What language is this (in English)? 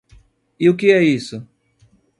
Portuguese